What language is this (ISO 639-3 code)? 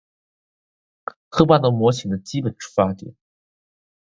zho